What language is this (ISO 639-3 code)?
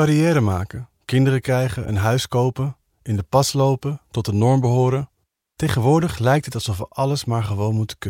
nld